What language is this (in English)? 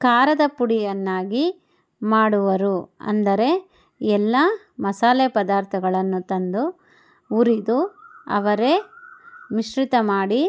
Kannada